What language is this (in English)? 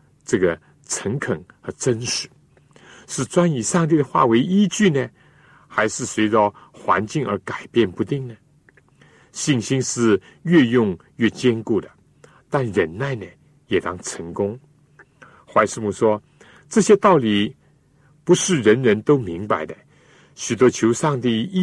Chinese